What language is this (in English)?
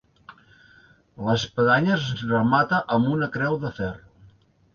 Catalan